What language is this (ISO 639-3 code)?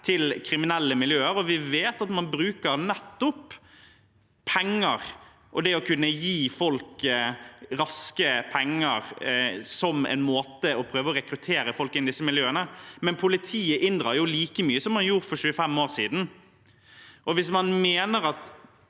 nor